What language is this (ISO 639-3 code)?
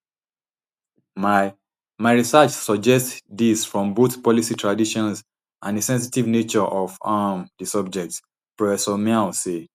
pcm